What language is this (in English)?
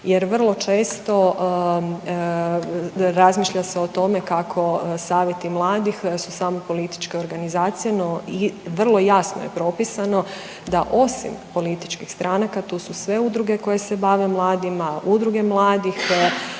Croatian